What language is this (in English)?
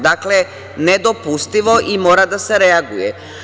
Serbian